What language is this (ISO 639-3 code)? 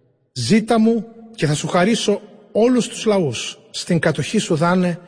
ell